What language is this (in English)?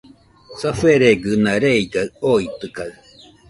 Nüpode Huitoto